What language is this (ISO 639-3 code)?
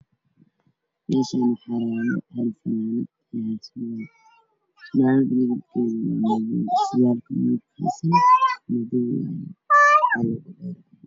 som